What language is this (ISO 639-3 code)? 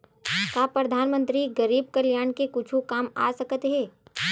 hne